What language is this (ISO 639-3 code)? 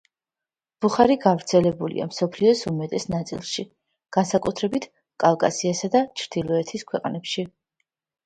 kat